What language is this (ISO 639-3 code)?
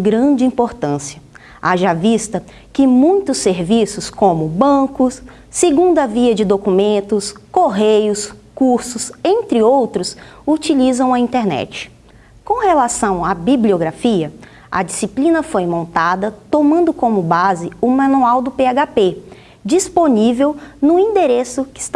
por